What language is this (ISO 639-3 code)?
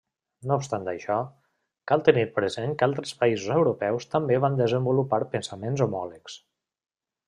cat